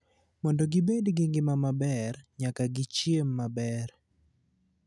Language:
Luo (Kenya and Tanzania)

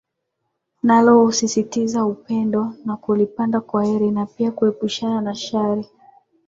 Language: Swahili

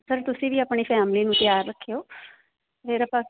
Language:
Punjabi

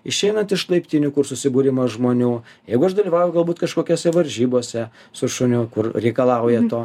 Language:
Lithuanian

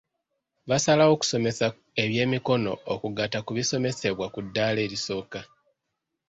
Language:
Ganda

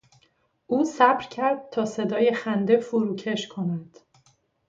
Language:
Persian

